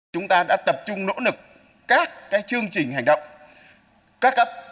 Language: Vietnamese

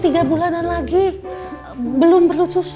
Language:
Indonesian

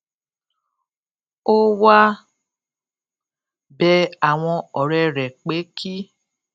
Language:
Yoruba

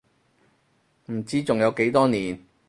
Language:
Cantonese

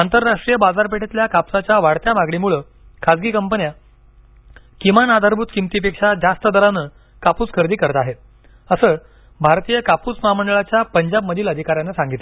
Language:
Marathi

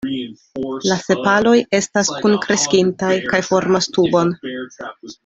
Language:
Esperanto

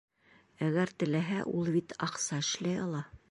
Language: Bashkir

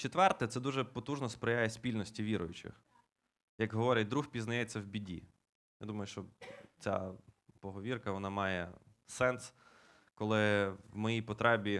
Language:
Ukrainian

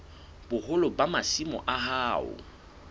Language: Southern Sotho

